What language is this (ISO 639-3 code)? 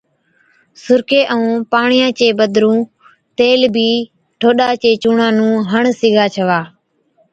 odk